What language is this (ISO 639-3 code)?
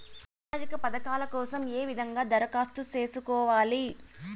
tel